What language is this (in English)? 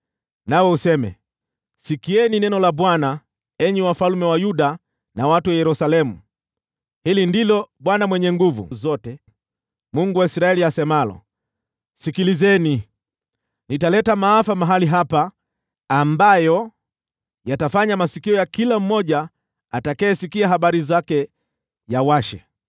Swahili